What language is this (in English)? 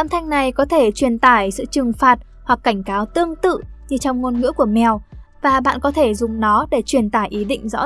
Vietnamese